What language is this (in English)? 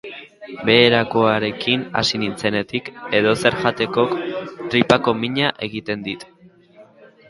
Basque